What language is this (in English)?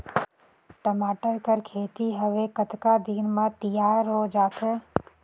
Chhattisgarhi